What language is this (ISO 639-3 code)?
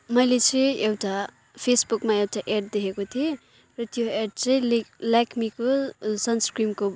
nep